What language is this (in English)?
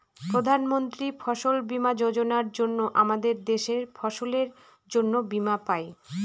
Bangla